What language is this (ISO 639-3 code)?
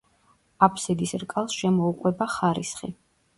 kat